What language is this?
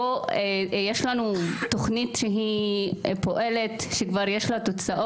Hebrew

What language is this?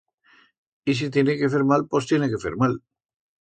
Aragonese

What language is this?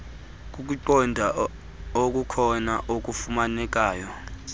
Xhosa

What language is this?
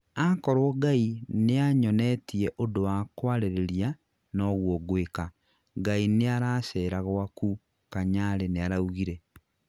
Kikuyu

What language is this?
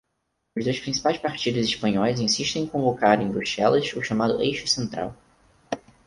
Portuguese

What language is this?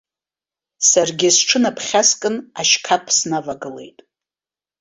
Abkhazian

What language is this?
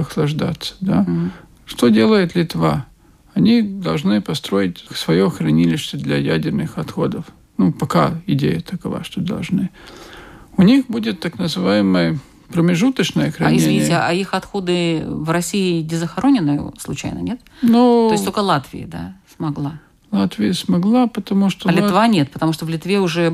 Russian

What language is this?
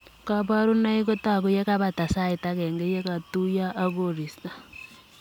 Kalenjin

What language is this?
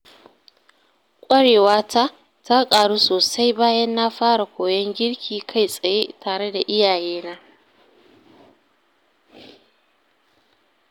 Hausa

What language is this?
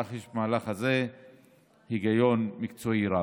Hebrew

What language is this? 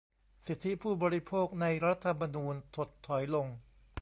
Thai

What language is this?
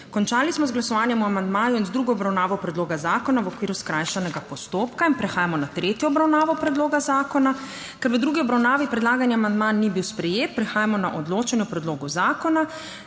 Slovenian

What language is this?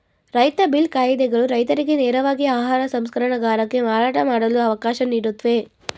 Kannada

